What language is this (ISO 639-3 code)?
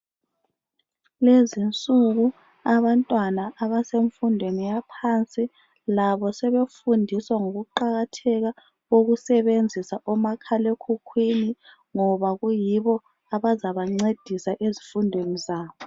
nde